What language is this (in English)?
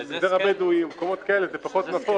Hebrew